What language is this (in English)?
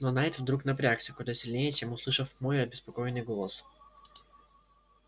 Russian